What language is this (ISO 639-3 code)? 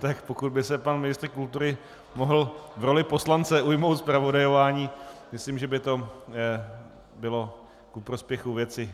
ces